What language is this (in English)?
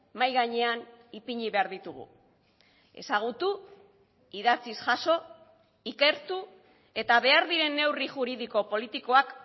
Basque